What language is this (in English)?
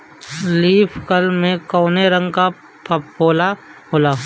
Bhojpuri